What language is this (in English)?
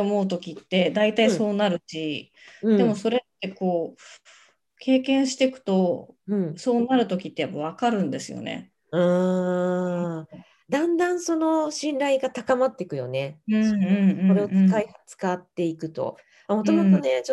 Japanese